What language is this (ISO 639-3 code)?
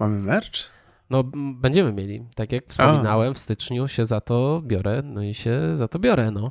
pol